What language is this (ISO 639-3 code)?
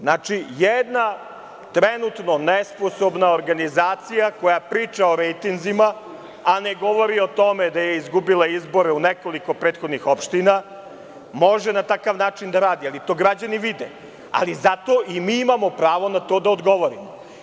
srp